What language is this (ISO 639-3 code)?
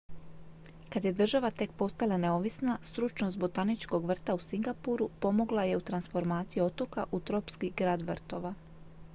hrv